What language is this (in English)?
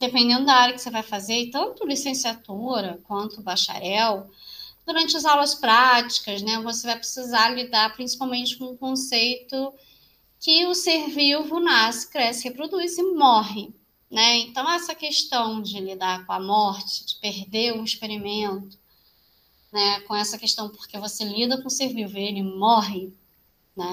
Portuguese